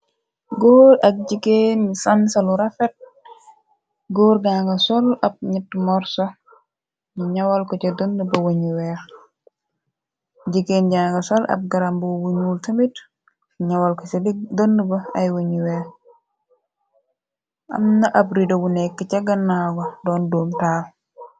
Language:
Wolof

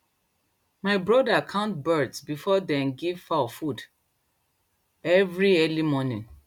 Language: Nigerian Pidgin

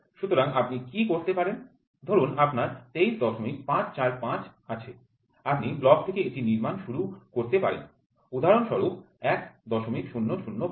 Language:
Bangla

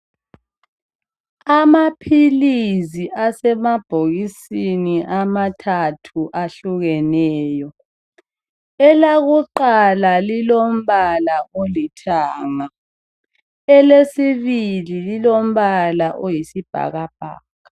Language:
North Ndebele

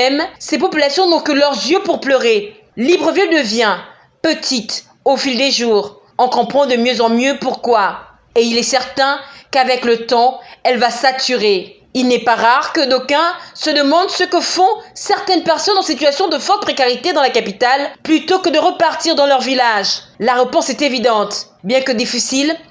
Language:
French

